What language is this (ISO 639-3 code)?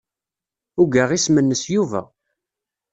kab